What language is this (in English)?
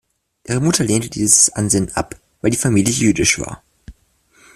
German